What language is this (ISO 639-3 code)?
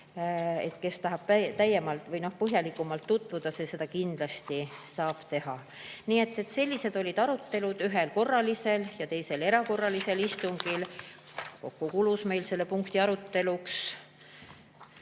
est